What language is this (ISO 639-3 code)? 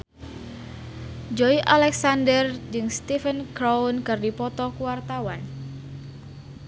sun